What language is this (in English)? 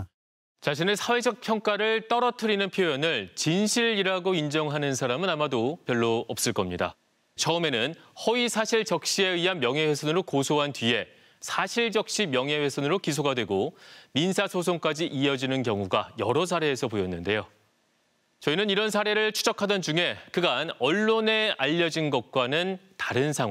Korean